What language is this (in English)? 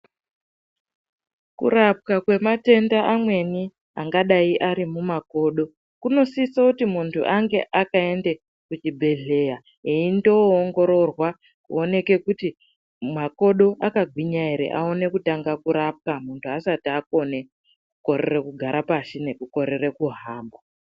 Ndau